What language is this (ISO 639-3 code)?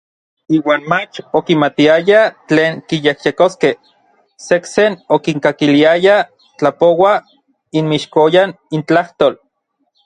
nlv